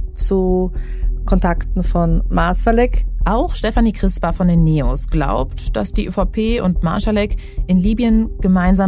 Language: German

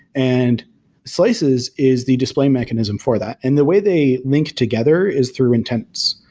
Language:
English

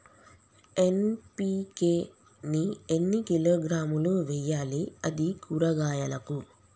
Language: Telugu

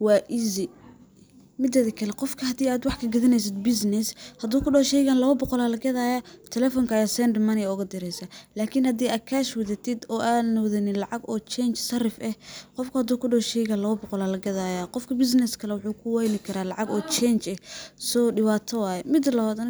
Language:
Somali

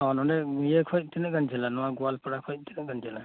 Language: Santali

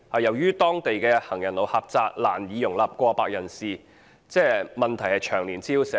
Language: Cantonese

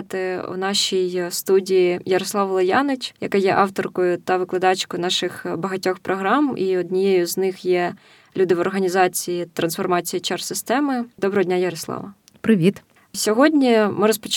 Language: Ukrainian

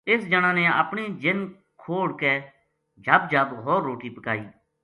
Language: Gujari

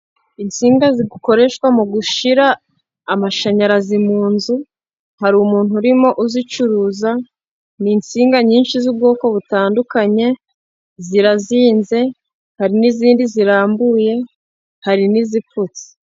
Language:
Kinyarwanda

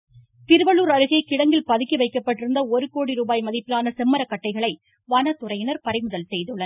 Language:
Tamil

